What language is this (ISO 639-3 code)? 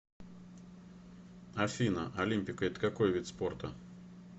rus